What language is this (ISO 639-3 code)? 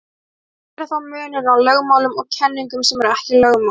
isl